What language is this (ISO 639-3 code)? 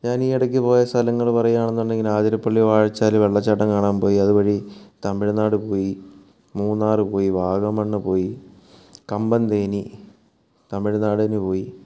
mal